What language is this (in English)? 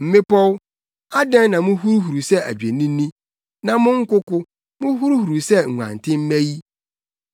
Akan